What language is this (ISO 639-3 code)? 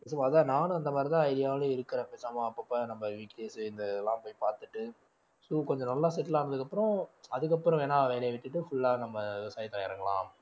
tam